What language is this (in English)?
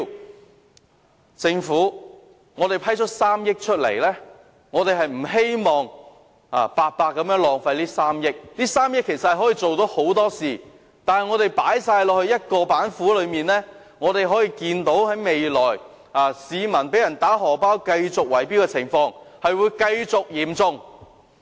Cantonese